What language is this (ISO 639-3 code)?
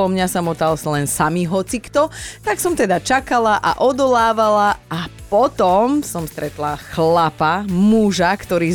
slk